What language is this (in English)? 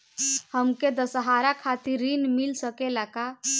Bhojpuri